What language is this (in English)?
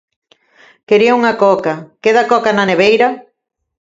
Galician